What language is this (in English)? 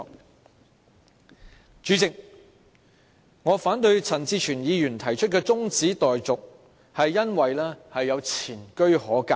Cantonese